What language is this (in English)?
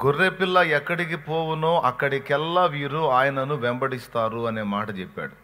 Telugu